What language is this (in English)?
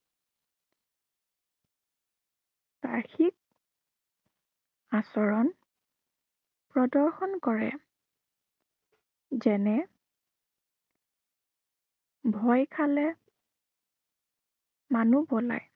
Assamese